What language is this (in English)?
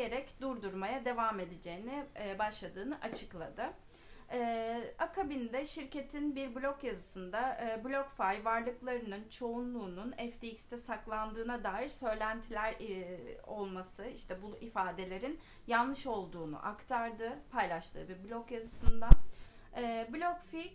Turkish